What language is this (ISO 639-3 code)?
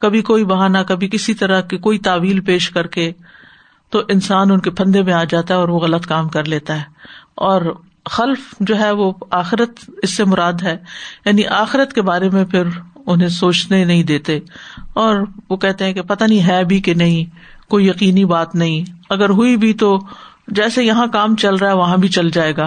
urd